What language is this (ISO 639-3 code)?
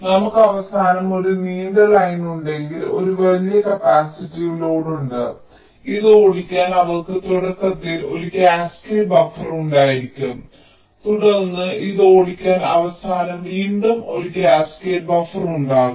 mal